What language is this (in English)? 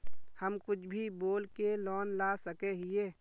Magahi